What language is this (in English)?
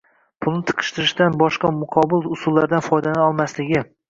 Uzbek